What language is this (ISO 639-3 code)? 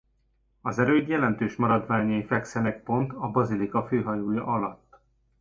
hun